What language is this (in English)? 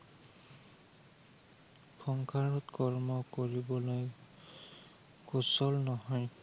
Assamese